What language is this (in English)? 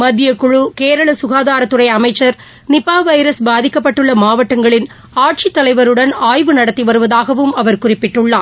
Tamil